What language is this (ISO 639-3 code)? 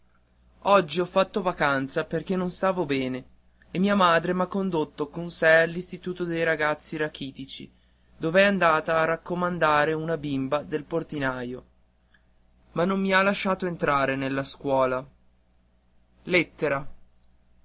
ita